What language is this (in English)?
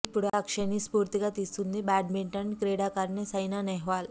Telugu